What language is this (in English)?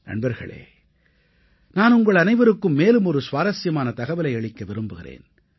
Tamil